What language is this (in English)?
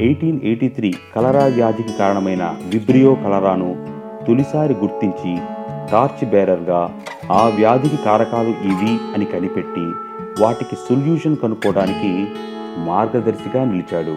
Telugu